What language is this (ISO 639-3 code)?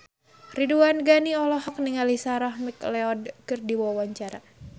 sun